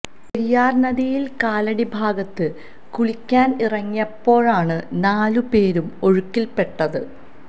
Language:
Malayalam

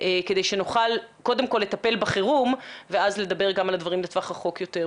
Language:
Hebrew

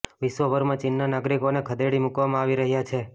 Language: Gujarati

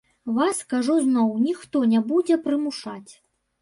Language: Belarusian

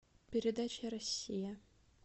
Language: Russian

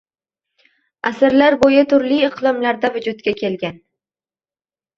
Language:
Uzbek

